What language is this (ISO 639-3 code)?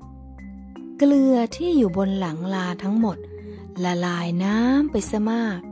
tha